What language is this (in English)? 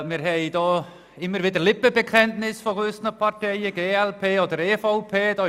Swiss German